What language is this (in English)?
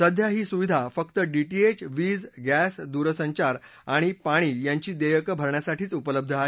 Marathi